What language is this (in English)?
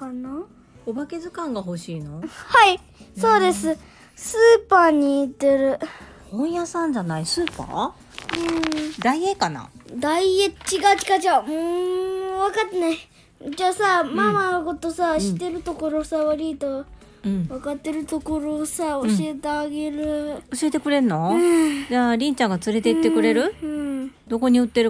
Japanese